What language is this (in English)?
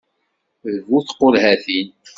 Kabyle